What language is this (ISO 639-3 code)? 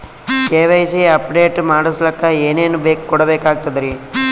kan